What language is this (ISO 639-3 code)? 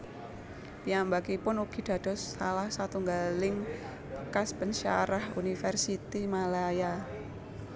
jav